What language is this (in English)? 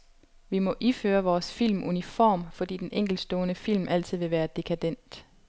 Danish